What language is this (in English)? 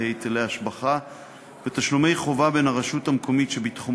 Hebrew